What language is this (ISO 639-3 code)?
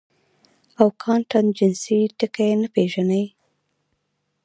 pus